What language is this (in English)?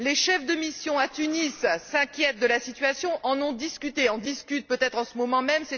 French